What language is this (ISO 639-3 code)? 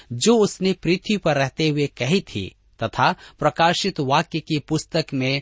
hin